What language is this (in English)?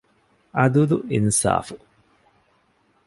Divehi